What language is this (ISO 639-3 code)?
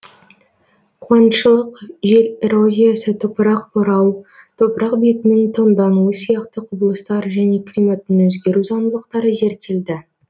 kaz